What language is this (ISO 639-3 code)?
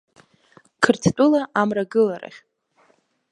abk